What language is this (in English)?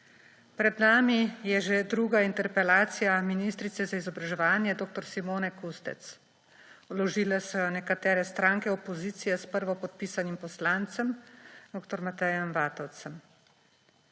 Slovenian